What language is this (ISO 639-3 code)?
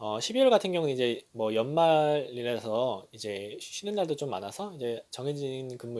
kor